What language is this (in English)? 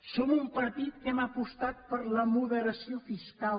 Catalan